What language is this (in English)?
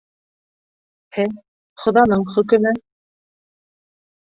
Bashkir